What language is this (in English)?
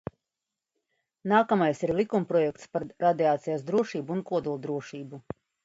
Latvian